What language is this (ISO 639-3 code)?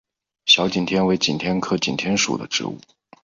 zho